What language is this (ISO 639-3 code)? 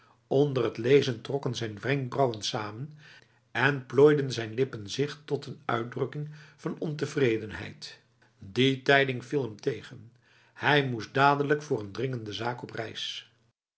nld